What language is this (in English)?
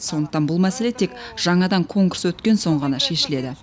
Kazakh